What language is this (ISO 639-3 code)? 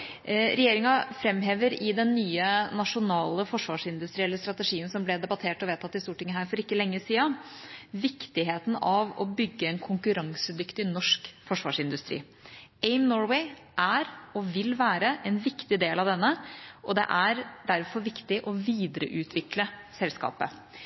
nob